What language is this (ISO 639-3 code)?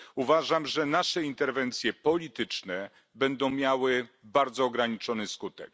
pol